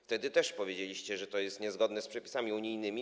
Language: Polish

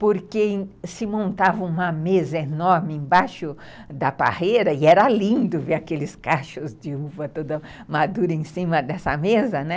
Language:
Portuguese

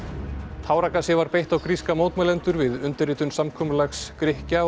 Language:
Icelandic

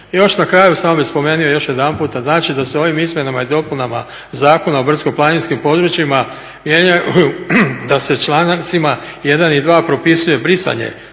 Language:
Croatian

